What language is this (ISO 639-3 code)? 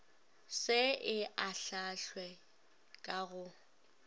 nso